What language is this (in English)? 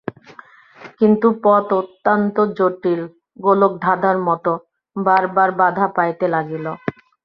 Bangla